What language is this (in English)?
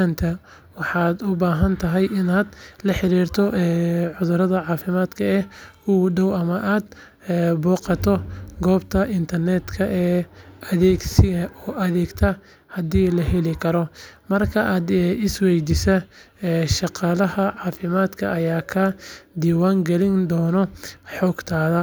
Somali